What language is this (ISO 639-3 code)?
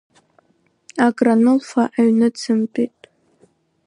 abk